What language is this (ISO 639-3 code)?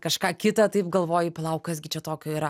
lit